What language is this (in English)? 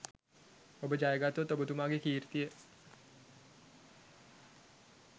Sinhala